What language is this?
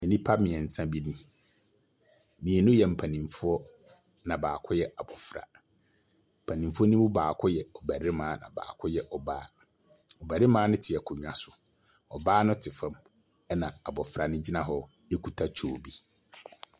Akan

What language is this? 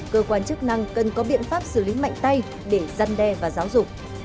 Vietnamese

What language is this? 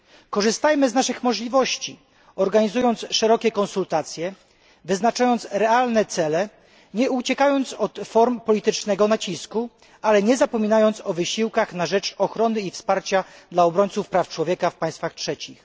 Polish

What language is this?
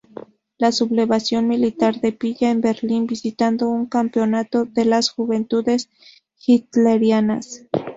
Spanish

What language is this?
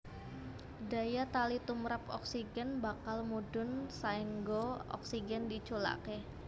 Javanese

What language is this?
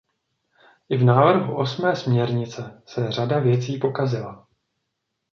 Czech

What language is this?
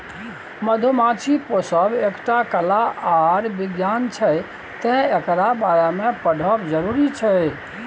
Maithili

